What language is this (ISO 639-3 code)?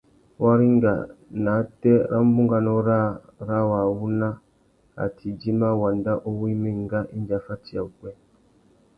bag